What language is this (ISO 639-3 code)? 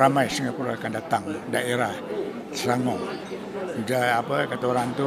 msa